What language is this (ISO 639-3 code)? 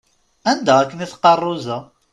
kab